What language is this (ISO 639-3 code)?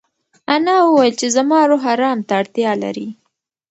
pus